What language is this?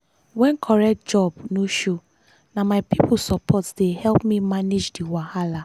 Nigerian Pidgin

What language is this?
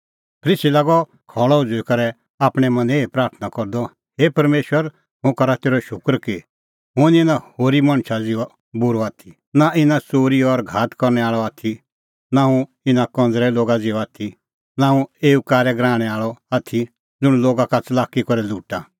Kullu Pahari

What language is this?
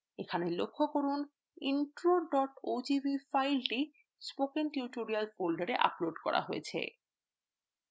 Bangla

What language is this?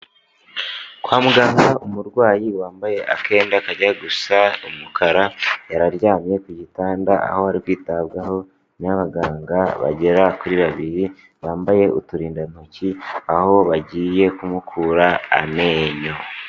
Kinyarwanda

